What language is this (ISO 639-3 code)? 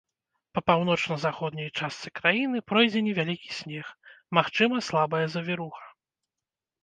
bel